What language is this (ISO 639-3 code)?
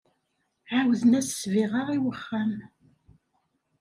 kab